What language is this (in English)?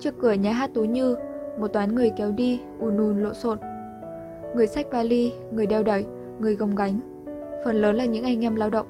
Vietnamese